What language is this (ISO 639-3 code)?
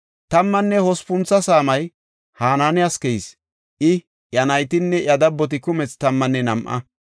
gof